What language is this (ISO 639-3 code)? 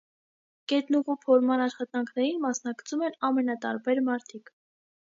hye